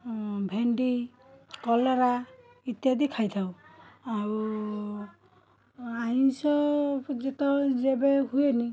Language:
Odia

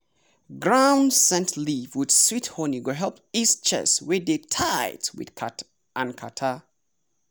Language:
Nigerian Pidgin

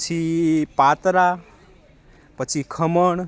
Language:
Gujarati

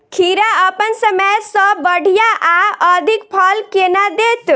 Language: Maithili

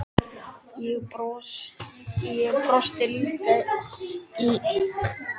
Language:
Icelandic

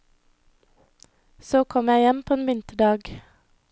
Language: Norwegian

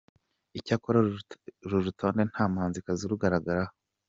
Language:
Kinyarwanda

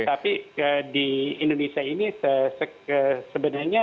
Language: Indonesian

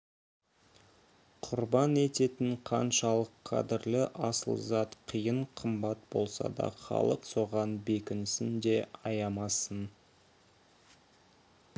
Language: Kazakh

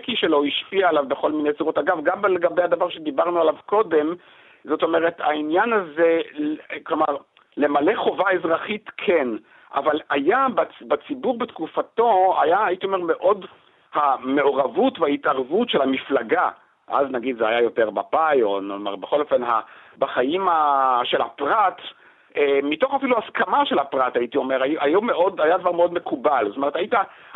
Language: Hebrew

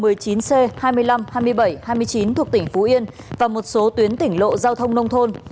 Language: Vietnamese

